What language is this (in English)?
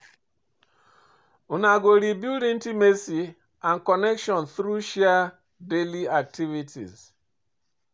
Nigerian Pidgin